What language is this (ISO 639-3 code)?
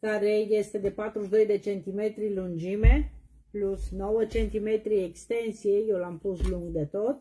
ron